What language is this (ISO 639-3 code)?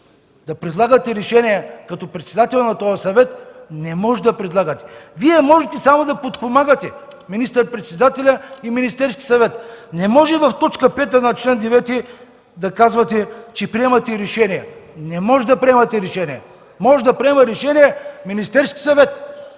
bul